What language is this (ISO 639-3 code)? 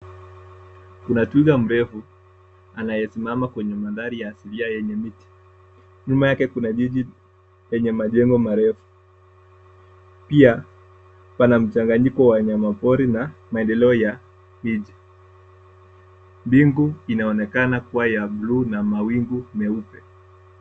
swa